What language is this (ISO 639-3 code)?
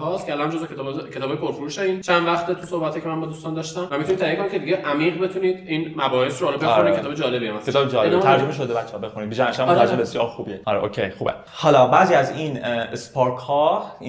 fas